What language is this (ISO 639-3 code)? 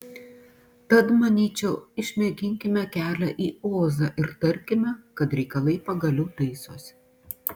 lit